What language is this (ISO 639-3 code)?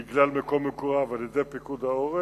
heb